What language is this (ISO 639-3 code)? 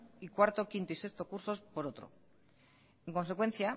spa